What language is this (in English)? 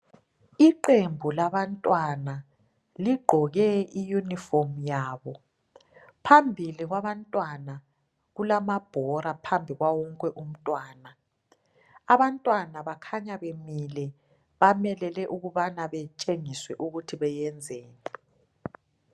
North Ndebele